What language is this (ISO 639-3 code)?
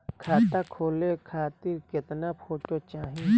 bho